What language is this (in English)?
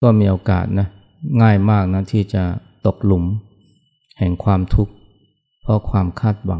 Thai